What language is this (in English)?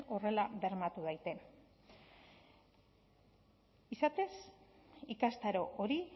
Basque